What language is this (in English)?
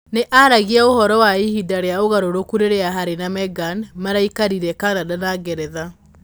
Kikuyu